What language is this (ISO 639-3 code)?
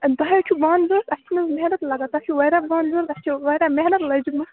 kas